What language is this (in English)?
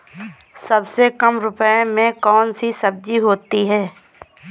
Hindi